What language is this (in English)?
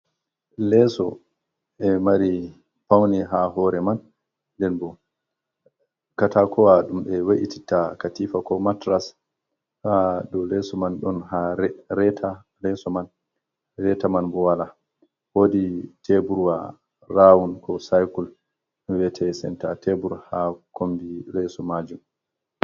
Fula